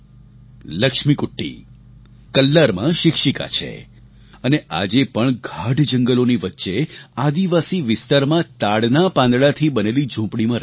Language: Gujarati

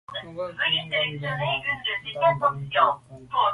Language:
Medumba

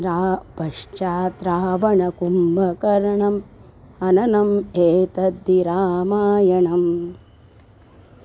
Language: Sanskrit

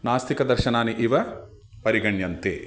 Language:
Sanskrit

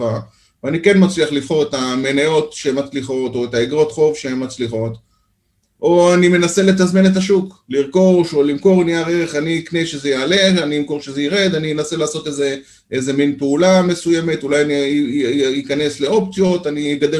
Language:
Hebrew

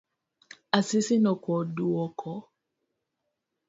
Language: Luo (Kenya and Tanzania)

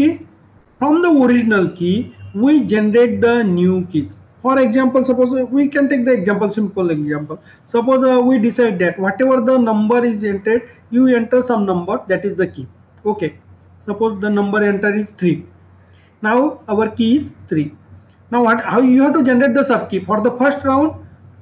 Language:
English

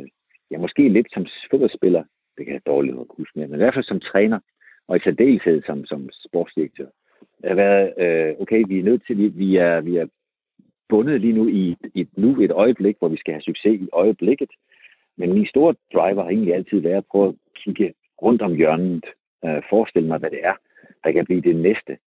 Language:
Danish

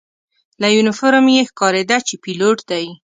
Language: Pashto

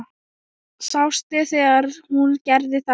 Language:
Icelandic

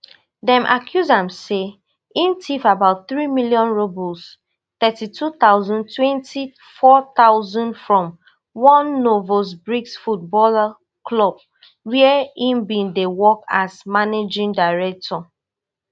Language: Nigerian Pidgin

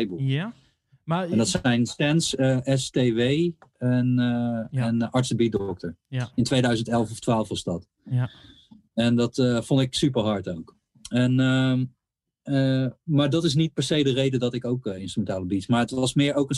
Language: Dutch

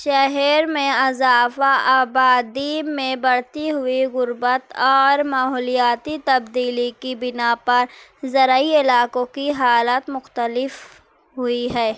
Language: Urdu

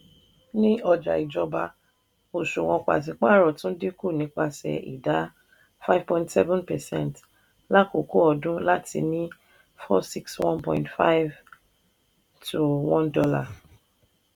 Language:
Yoruba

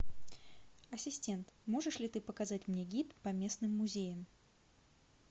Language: Russian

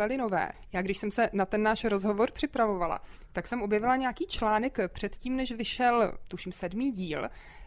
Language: Czech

